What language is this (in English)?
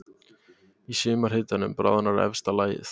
Icelandic